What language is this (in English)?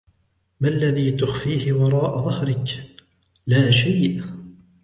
Arabic